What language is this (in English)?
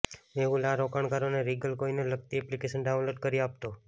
Gujarati